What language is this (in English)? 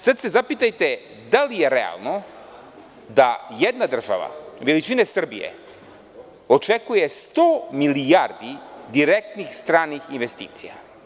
Serbian